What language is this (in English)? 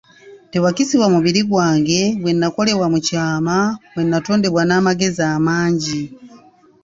Ganda